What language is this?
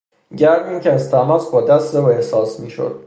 Persian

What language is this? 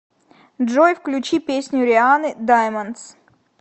Russian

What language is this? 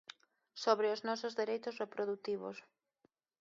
Galician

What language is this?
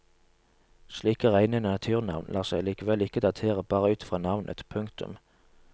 Norwegian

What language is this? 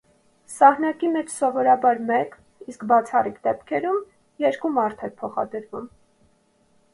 Armenian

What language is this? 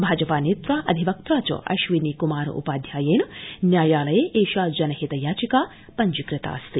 Sanskrit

